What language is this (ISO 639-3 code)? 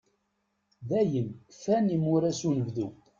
kab